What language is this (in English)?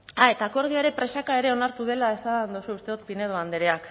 Basque